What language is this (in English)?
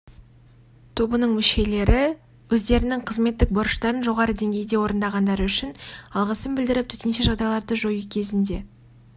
Kazakh